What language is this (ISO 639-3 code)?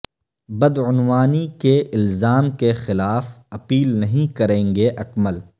urd